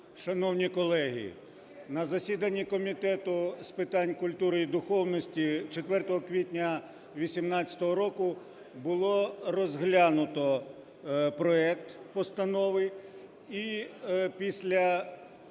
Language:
Ukrainian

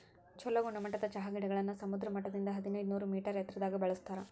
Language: Kannada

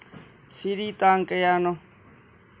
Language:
Manipuri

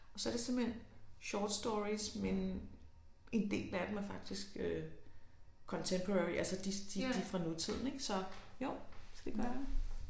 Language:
Danish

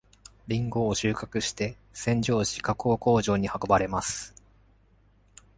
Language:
Japanese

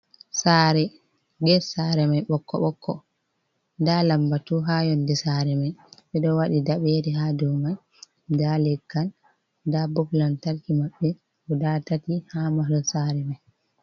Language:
Fula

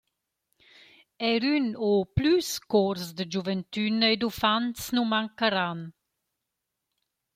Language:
Romansh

